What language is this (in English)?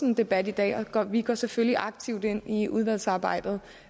Danish